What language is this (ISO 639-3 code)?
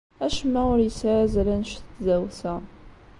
kab